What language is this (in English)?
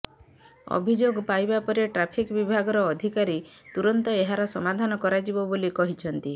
Odia